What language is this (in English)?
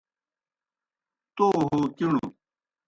Kohistani Shina